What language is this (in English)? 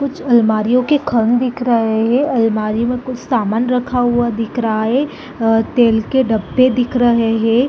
Hindi